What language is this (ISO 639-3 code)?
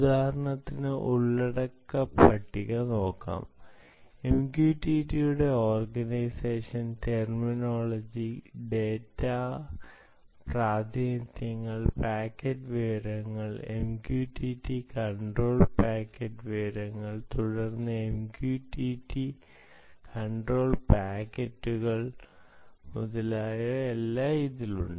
mal